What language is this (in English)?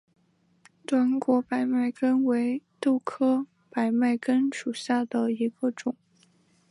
Chinese